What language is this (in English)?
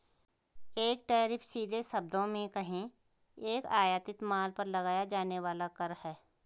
Hindi